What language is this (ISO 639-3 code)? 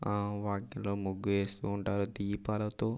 tel